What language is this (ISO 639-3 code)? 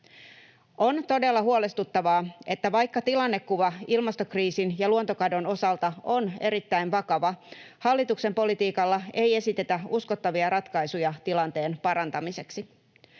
fin